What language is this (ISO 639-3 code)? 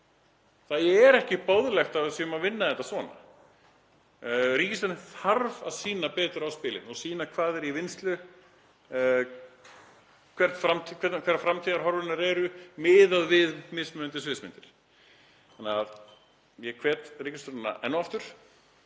isl